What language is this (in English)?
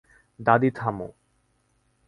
Bangla